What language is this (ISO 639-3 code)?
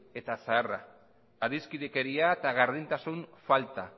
eus